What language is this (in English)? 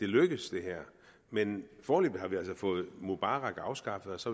Danish